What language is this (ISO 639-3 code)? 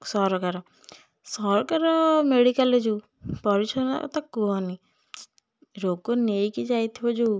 ori